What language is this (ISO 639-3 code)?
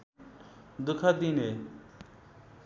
nep